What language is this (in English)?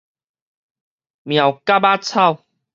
Min Nan Chinese